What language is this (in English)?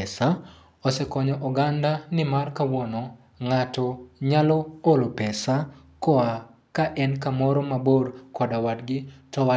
Luo (Kenya and Tanzania)